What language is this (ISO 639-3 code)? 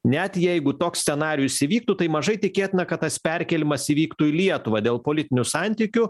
lit